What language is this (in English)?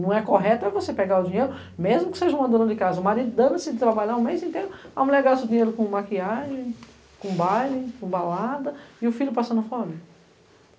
Portuguese